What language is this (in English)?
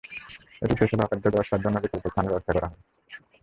Bangla